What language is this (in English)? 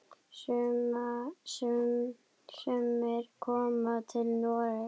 Icelandic